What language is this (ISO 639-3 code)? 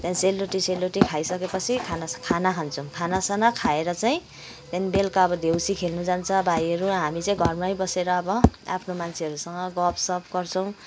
nep